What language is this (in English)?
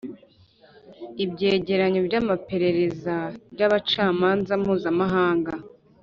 Kinyarwanda